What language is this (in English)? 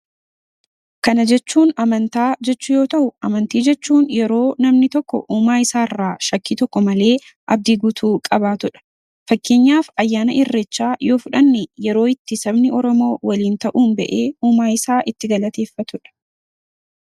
Oromo